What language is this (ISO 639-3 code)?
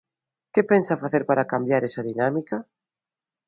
glg